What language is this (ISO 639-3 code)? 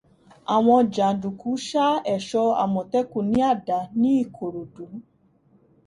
yor